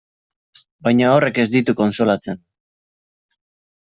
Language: Basque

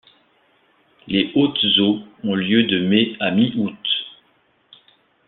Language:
French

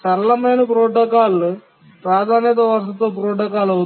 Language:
Telugu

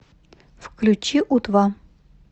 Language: Russian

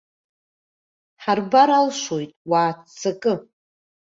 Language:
Abkhazian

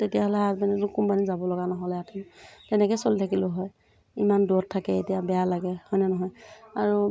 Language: Assamese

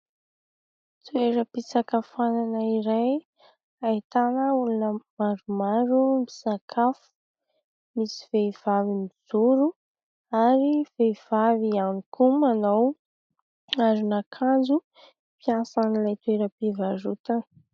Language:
Malagasy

